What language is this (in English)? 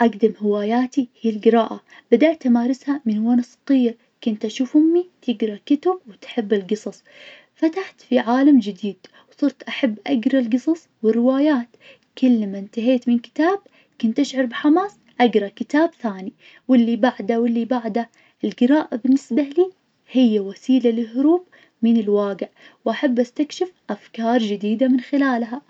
Najdi Arabic